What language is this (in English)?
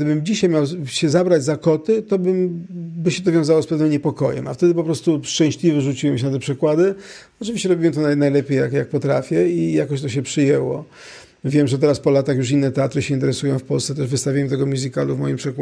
Polish